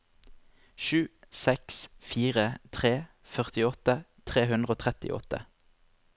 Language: Norwegian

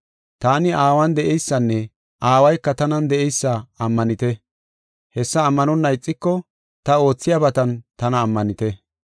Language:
Gofa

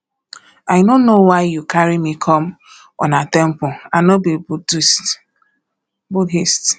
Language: Nigerian Pidgin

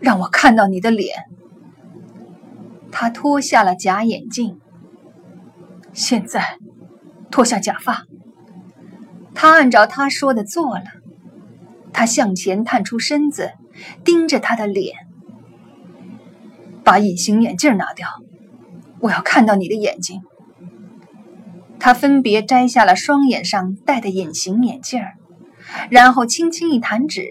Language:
Chinese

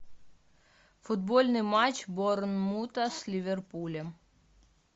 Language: Russian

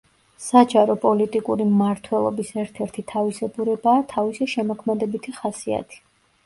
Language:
Georgian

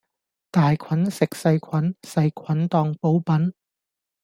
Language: Cantonese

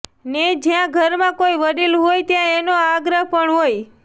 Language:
Gujarati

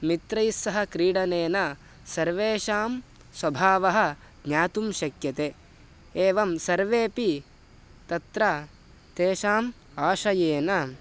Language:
Sanskrit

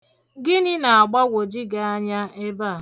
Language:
Igbo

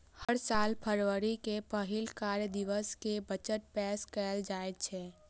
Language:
Maithili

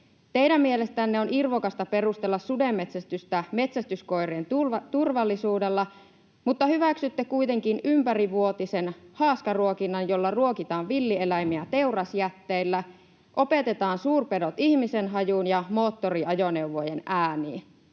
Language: Finnish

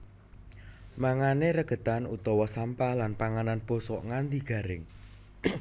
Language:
Javanese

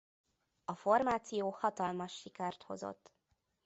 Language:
Hungarian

